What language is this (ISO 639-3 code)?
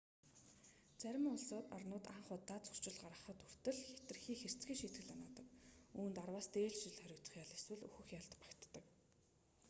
mon